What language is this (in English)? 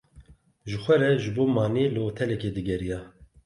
Kurdish